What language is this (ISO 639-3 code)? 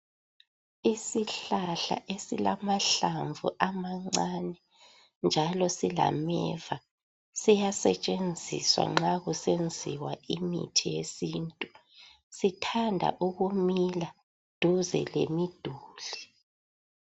nde